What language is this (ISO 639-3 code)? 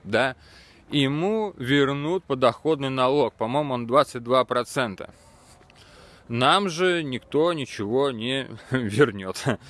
rus